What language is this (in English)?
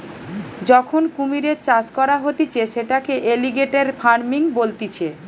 Bangla